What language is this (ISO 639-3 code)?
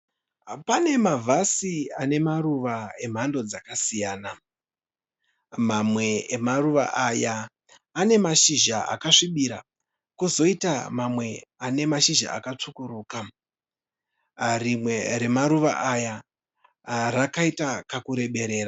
sna